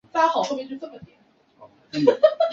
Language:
Chinese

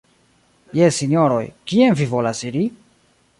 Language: Esperanto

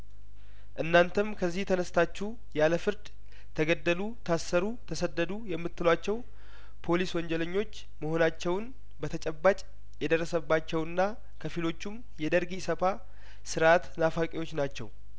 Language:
Amharic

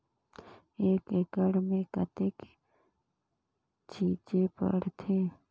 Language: Chhattisgarhi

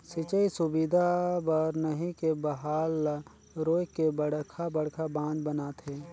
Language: Chhattisgarhi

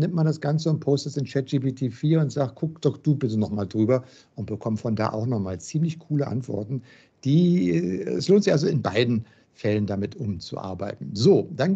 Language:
German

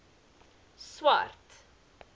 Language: Afrikaans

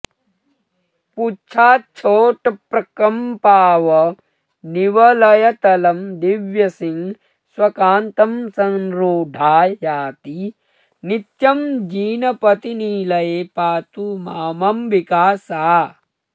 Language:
Sanskrit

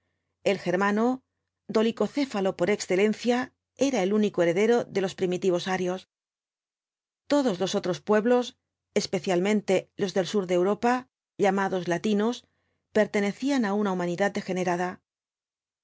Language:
Spanish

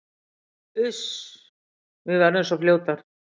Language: Icelandic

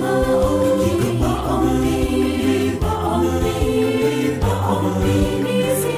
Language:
Swahili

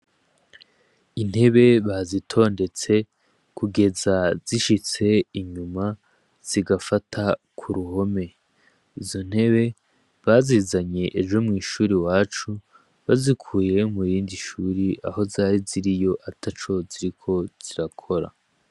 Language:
Rundi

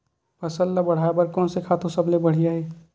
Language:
Chhattisgarhi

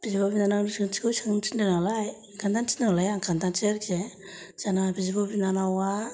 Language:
Bodo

